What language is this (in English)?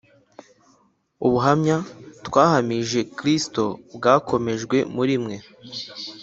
Kinyarwanda